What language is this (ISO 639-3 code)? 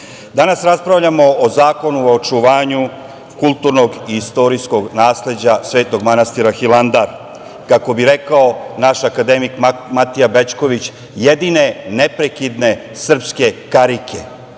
srp